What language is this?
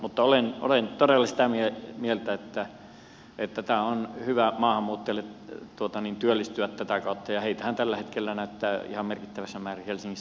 Finnish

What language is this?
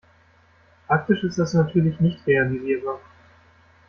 German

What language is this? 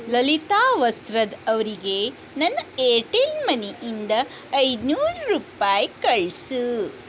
Kannada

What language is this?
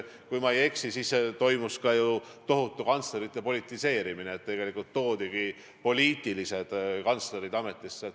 Estonian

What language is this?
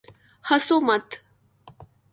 Urdu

